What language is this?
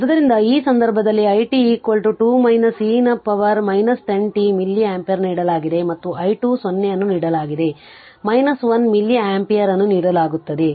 Kannada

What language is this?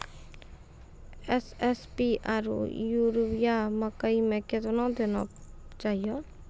Maithili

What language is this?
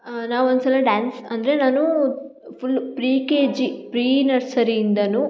Kannada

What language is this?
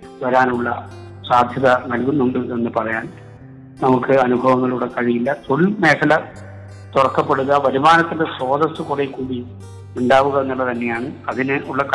Malayalam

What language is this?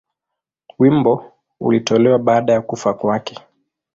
Swahili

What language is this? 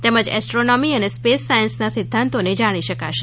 Gujarati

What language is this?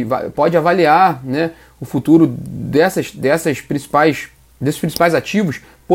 Portuguese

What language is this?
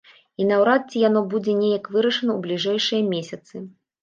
Belarusian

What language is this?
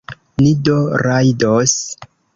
Esperanto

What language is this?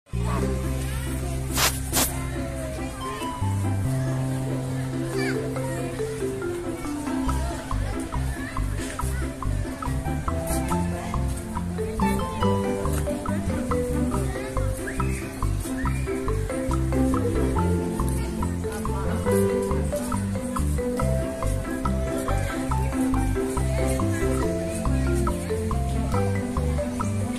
Indonesian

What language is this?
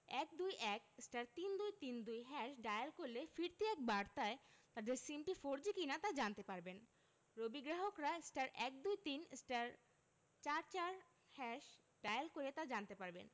Bangla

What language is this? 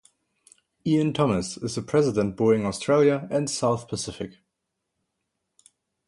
English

